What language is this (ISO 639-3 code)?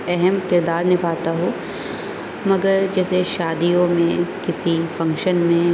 urd